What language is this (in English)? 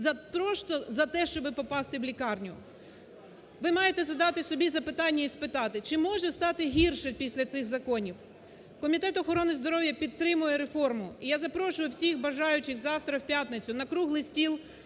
Ukrainian